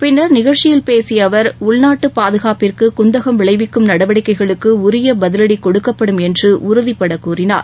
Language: Tamil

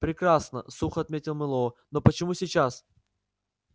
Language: Russian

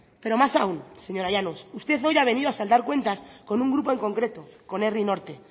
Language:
Spanish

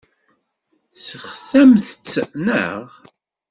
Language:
Kabyle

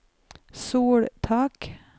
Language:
Norwegian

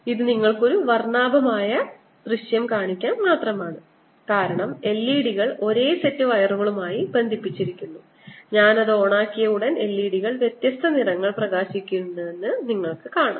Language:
Malayalam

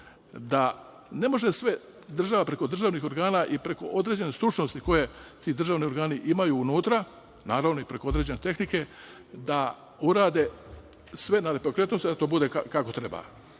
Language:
Serbian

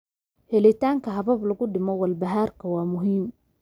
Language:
Somali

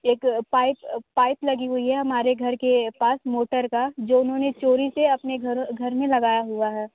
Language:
Hindi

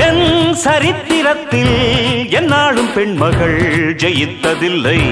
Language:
Tamil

